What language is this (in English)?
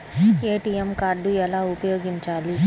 Telugu